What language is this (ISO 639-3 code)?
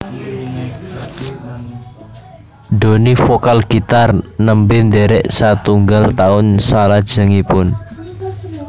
jav